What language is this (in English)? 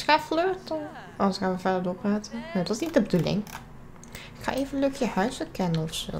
Dutch